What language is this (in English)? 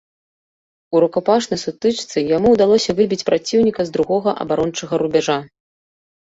Belarusian